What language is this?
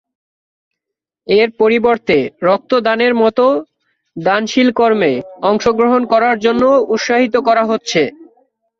Bangla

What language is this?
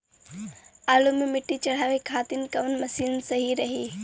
Bhojpuri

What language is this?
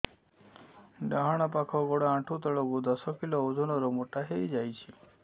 Odia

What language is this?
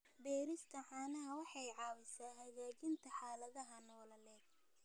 Somali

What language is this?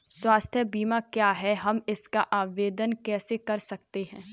Hindi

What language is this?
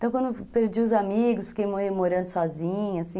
Portuguese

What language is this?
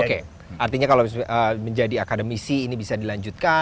Indonesian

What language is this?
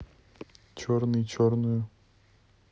Russian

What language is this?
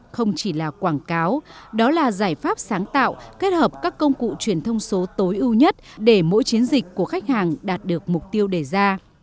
Vietnamese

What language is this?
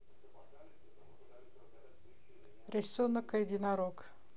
Russian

